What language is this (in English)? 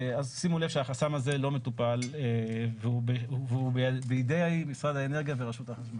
Hebrew